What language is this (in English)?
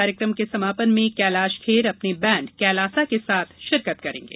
Hindi